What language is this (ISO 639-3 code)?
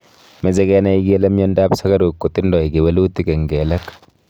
kln